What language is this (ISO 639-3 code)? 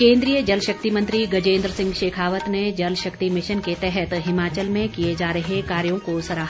hin